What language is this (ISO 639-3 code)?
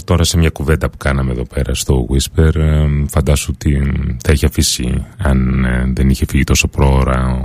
ell